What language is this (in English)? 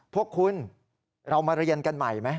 Thai